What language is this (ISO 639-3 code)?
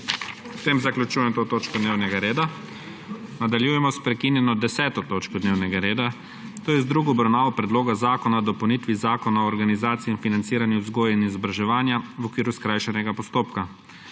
slv